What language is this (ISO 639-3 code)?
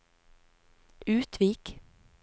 nor